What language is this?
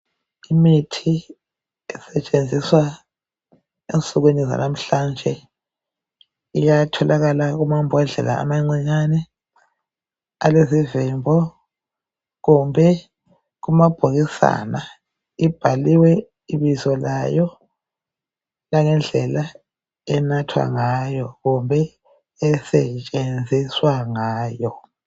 North Ndebele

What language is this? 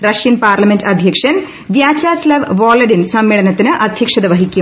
Malayalam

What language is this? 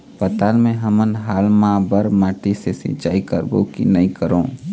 Chhattisgarhi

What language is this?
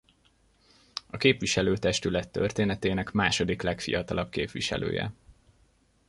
Hungarian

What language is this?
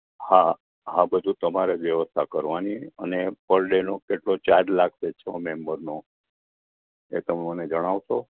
Gujarati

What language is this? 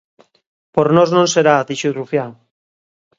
Galician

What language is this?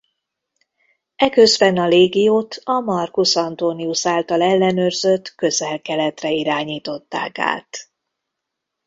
Hungarian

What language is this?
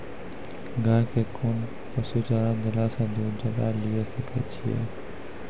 Maithili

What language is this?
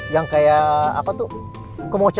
Indonesian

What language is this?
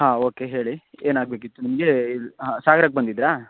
Kannada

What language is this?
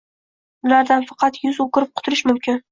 Uzbek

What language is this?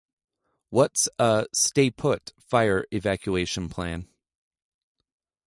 English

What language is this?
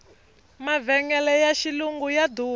Tsonga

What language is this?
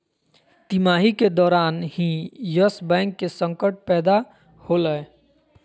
Magahi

